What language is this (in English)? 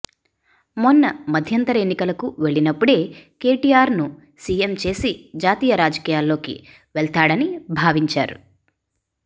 Telugu